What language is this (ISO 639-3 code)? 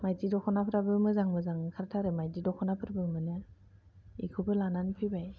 brx